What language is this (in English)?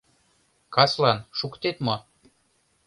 Mari